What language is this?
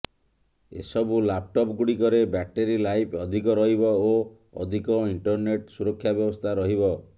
Odia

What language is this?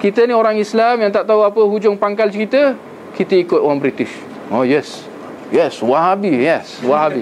Malay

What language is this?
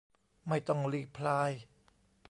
Thai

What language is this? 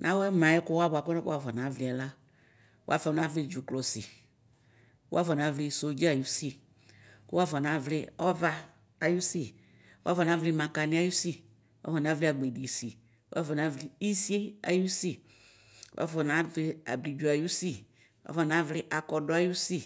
Ikposo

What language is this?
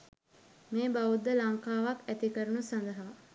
Sinhala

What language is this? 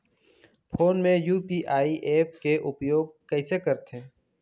Chhattisgarhi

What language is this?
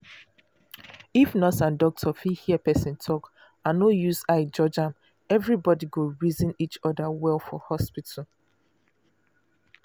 Nigerian Pidgin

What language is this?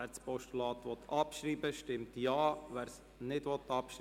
Swiss German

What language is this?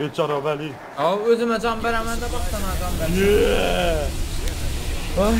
Turkish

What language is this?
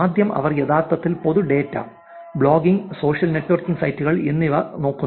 Malayalam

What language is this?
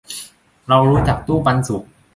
Thai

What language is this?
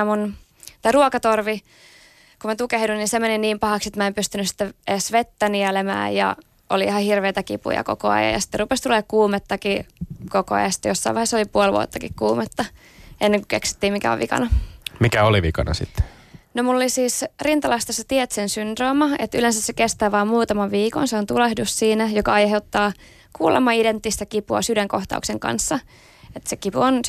Finnish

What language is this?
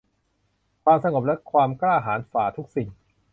Thai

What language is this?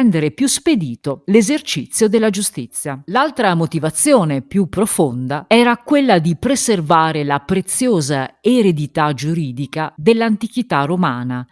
Italian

